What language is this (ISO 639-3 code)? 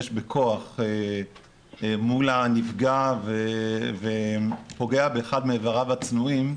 heb